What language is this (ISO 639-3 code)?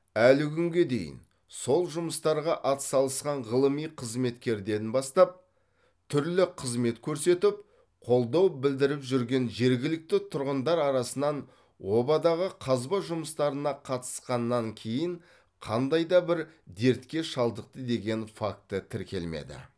kaz